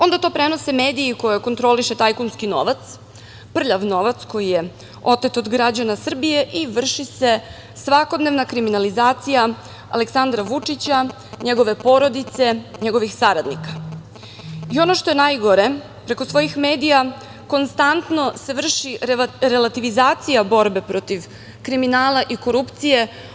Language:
Serbian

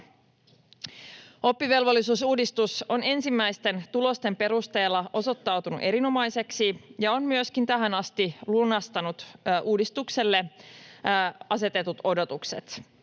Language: Finnish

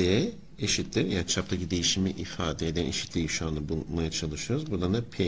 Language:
Turkish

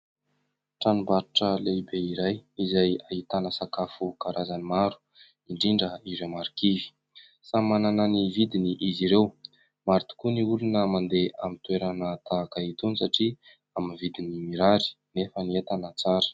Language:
Malagasy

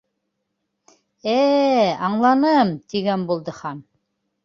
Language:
Bashkir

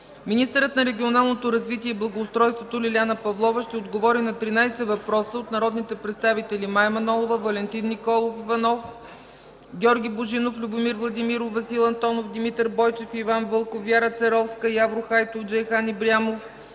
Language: Bulgarian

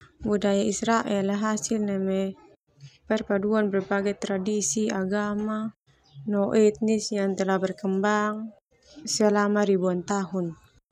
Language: Termanu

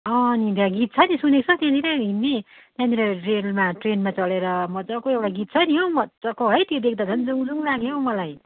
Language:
Nepali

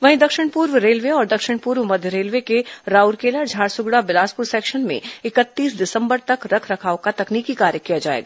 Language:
Hindi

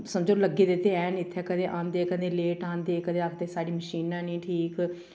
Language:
Dogri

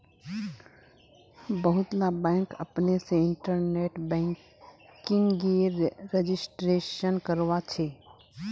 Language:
Magahi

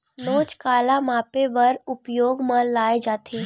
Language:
Chhattisgarhi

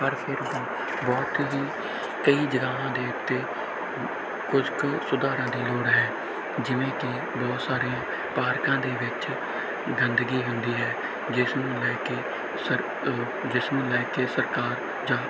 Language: Punjabi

